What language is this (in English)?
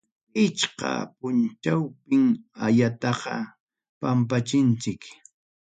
Ayacucho Quechua